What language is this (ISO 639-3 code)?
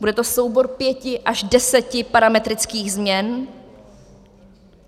ces